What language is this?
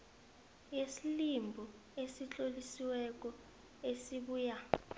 South Ndebele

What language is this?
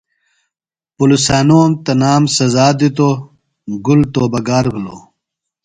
Phalura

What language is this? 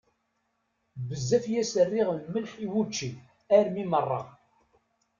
Kabyle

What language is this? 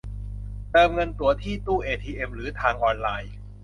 Thai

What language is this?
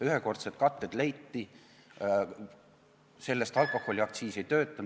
Estonian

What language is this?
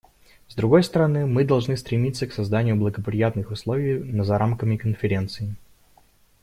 Russian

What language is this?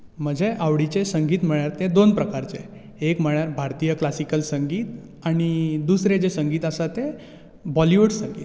Konkani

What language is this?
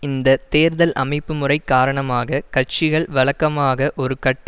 Tamil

